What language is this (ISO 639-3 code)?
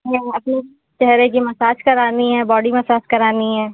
hin